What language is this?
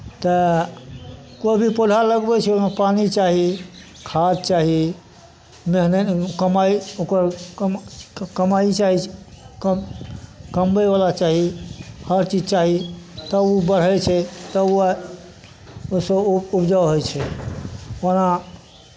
Maithili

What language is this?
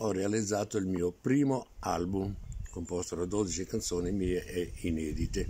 Italian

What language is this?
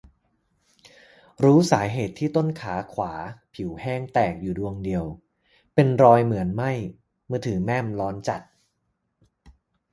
Thai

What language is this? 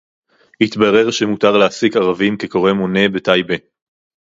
Hebrew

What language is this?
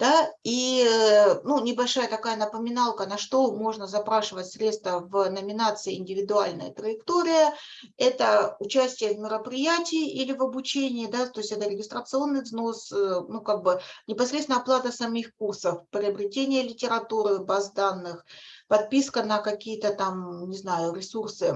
Russian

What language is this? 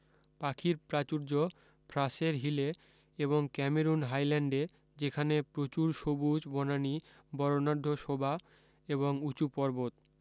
Bangla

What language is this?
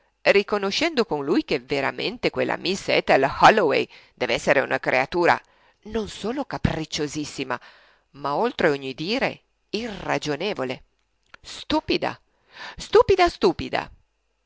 Italian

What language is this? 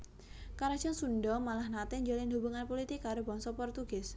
Javanese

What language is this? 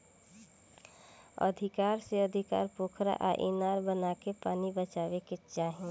Bhojpuri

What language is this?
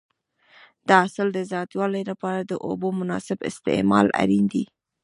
Pashto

